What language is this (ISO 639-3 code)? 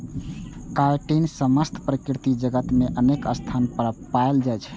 mai